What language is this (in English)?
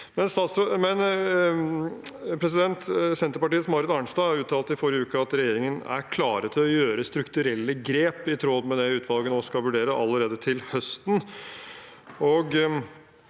Norwegian